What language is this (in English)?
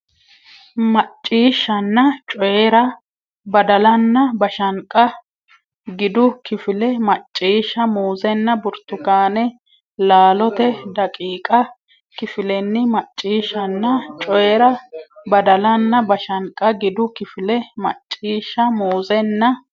Sidamo